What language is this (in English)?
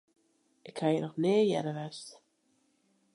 Western Frisian